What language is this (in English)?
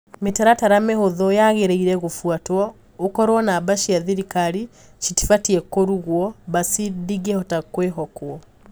Kikuyu